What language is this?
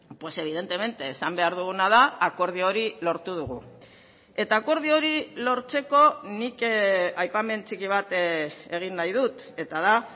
Basque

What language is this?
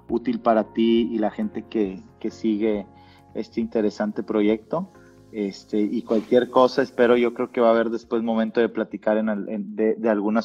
Spanish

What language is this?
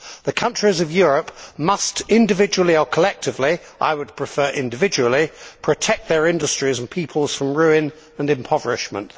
English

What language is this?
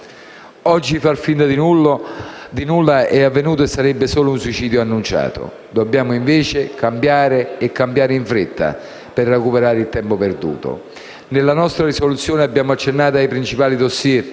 Italian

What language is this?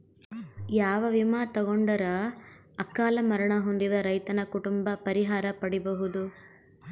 Kannada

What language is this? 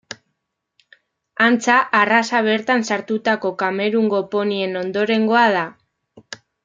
Basque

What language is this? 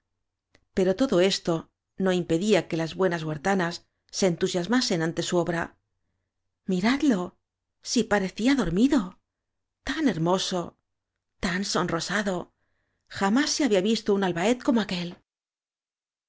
Spanish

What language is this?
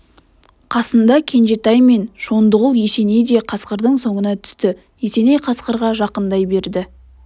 Kazakh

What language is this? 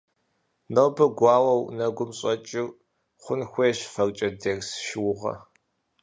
Kabardian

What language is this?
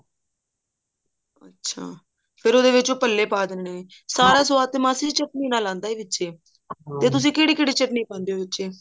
Punjabi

